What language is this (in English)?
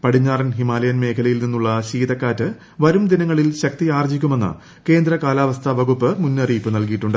Malayalam